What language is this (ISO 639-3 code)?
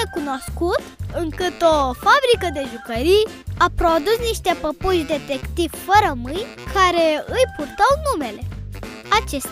ron